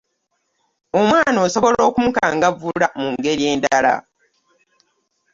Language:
Ganda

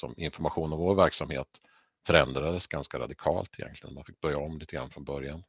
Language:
Swedish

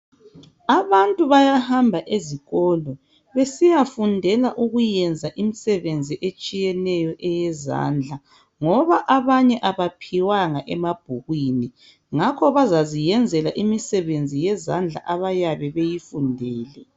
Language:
North Ndebele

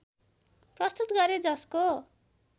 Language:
Nepali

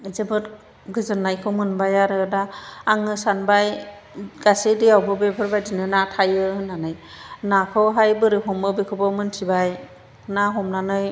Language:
Bodo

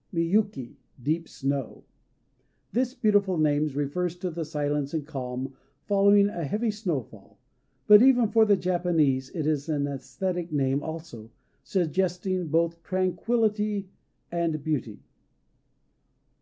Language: English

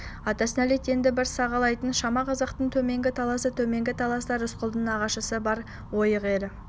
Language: Kazakh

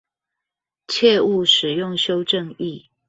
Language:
Chinese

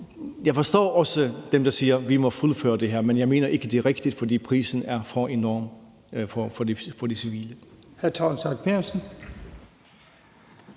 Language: Danish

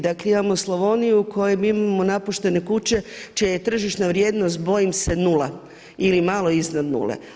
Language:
Croatian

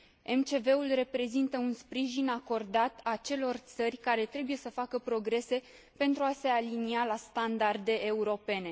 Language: Romanian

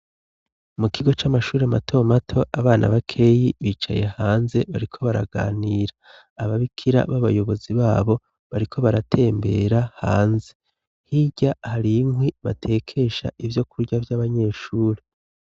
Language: Rundi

